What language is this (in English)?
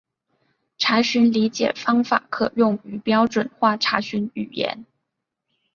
Chinese